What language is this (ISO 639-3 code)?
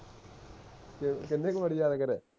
pan